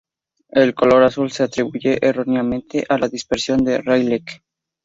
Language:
Spanish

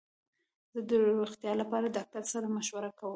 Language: Pashto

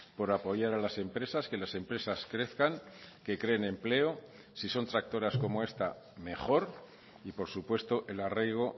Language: Spanish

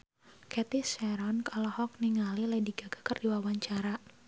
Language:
Sundanese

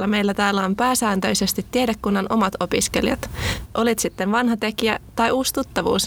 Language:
Finnish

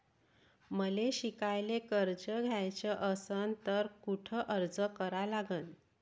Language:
Marathi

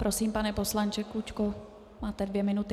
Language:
Czech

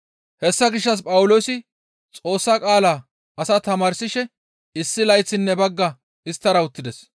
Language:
Gamo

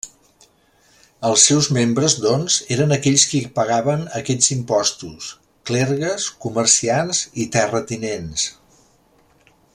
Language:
Catalan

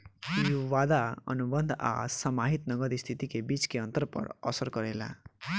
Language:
Bhojpuri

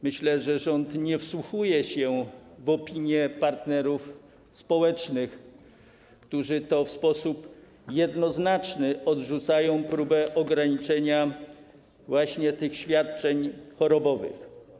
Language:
Polish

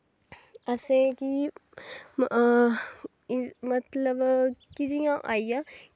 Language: Dogri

